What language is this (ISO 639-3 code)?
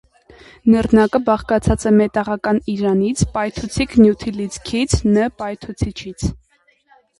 hye